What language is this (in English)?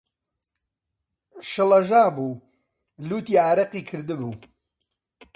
Central Kurdish